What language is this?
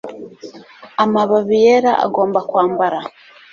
Kinyarwanda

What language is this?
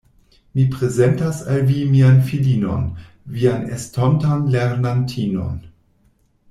Esperanto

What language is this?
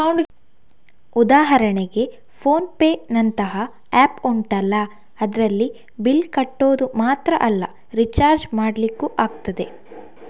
Kannada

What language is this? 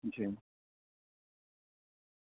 Urdu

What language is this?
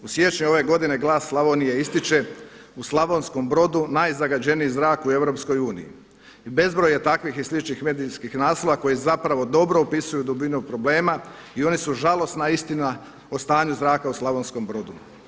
Croatian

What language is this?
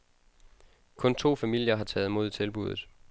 Danish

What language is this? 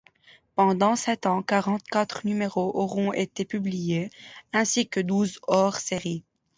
French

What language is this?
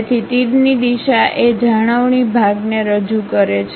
Gujarati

